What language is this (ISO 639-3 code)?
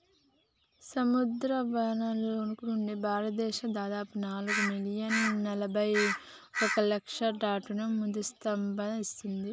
tel